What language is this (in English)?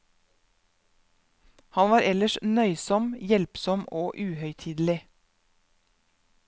Norwegian